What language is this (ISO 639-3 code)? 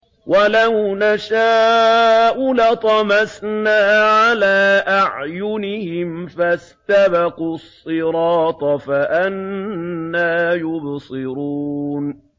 ara